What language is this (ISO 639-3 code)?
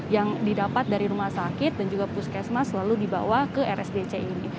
ind